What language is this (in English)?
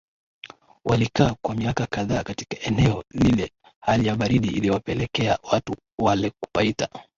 Swahili